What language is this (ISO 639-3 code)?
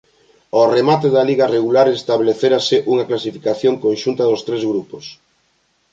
glg